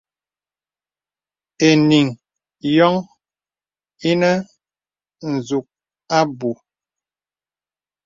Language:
Bebele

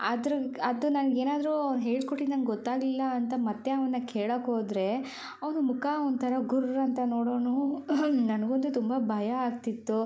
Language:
Kannada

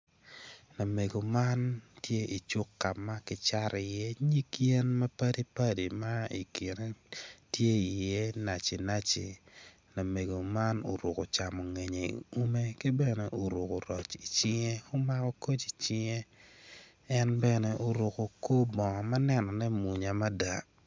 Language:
Acoli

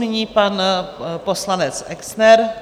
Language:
Czech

